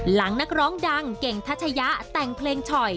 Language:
Thai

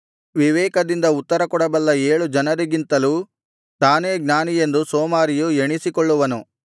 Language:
Kannada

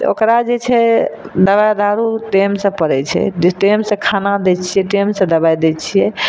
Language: Maithili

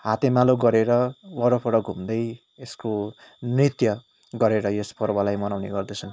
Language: Nepali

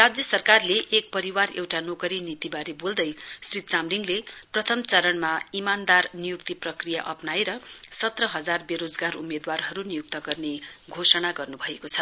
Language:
Nepali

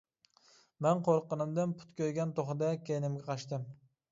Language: Uyghur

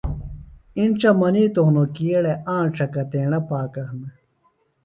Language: Phalura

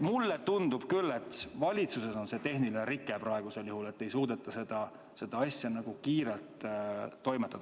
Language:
Estonian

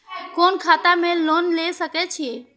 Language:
Maithili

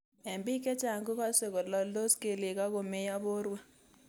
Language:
Kalenjin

